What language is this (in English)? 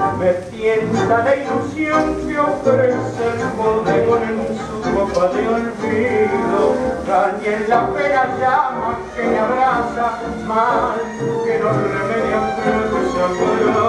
Greek